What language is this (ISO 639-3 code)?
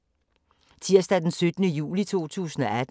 dan